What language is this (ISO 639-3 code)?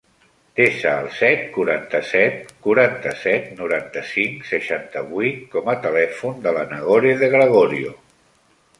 cat